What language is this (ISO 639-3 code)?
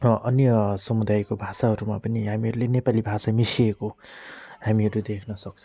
nep